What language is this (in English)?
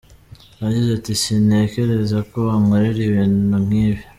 Kinyarwanda